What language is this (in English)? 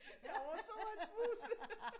Danish